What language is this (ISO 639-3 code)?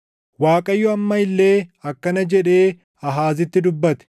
orm